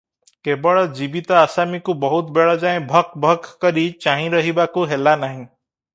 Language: Odia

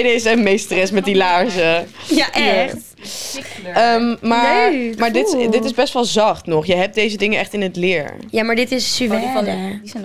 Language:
Dutch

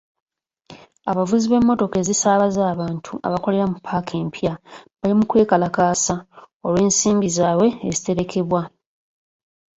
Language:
Ganda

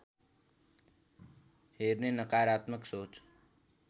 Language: Nepali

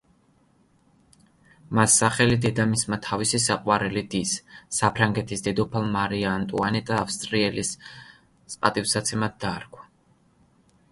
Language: Georgian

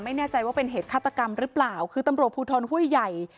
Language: Thai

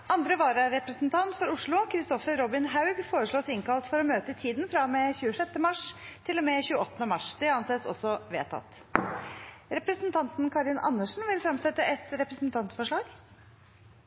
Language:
Norwegian Bokmål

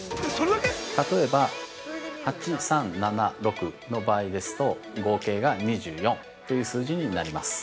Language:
Japanese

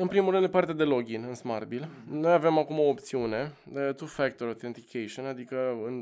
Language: Romanian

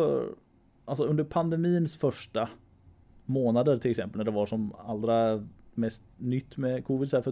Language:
Swedish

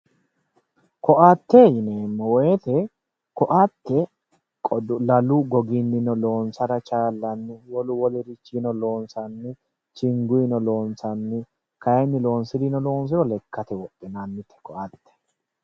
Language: Sidamo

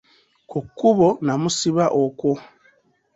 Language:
Ganda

